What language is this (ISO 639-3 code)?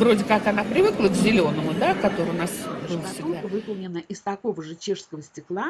rus